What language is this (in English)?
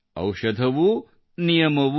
Kannada